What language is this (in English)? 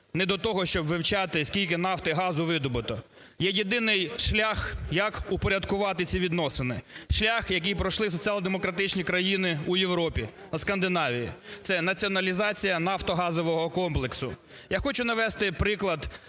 Ukrainian